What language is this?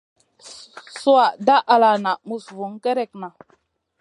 Masana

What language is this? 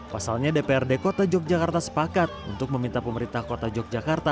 Indonesian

